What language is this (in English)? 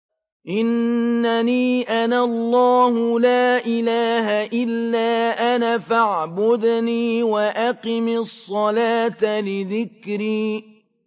Arabic